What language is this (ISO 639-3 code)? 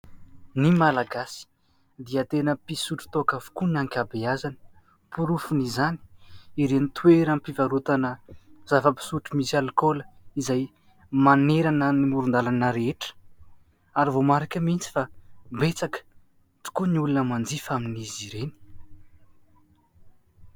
mlg